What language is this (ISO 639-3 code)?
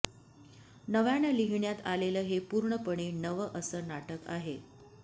mar